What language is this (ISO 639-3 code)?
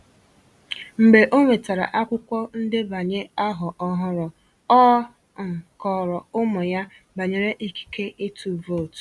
ibo